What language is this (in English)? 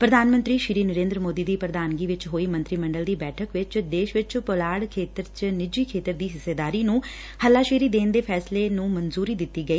Punjabi